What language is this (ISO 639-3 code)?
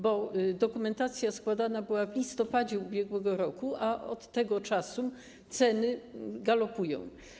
pol